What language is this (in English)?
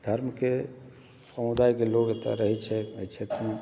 Maithili